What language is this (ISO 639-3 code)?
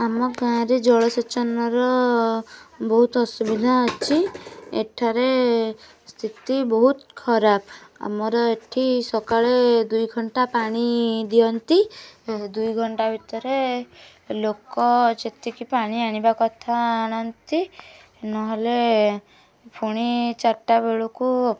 ori